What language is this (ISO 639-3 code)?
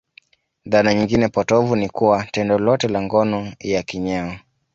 swa